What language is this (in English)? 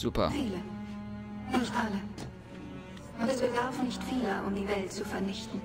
German